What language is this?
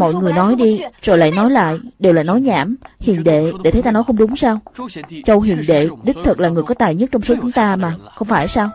Vietnamese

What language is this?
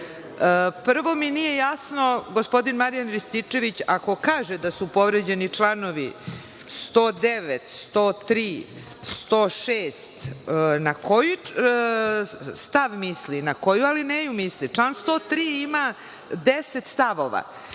Serbian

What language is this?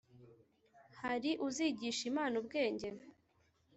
Kinyarwanda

